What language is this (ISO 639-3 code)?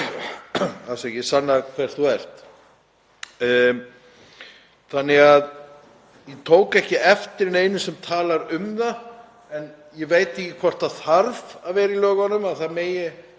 isl